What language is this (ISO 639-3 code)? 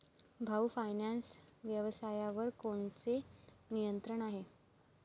mar